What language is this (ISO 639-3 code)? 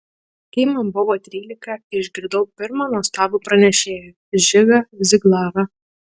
lit